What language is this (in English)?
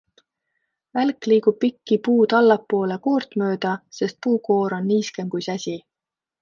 Estonian